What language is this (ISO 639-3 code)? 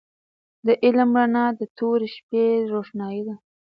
pus